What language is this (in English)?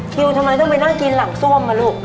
Thai